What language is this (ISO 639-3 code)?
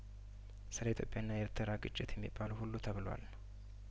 amh